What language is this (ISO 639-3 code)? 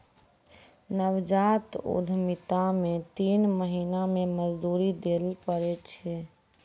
mai